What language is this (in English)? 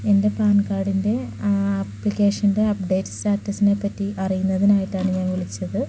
Malayalam